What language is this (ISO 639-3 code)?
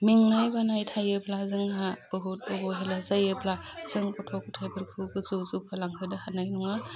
brx